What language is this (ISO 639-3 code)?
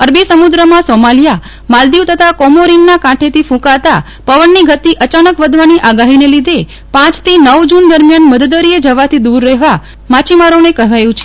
guj